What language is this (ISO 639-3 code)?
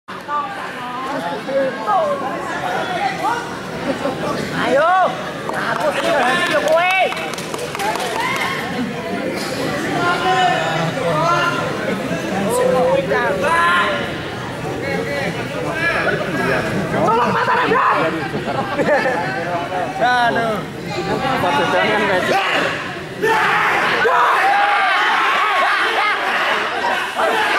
ell